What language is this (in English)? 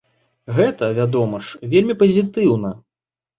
Belarusian